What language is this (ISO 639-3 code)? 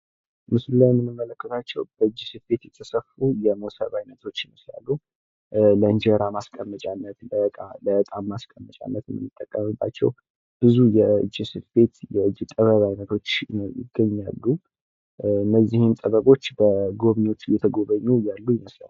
amh